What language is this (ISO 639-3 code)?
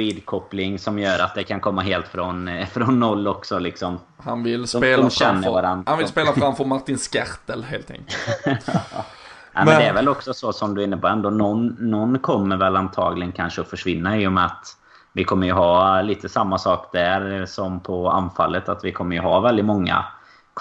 swe